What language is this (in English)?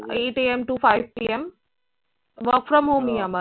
Bangla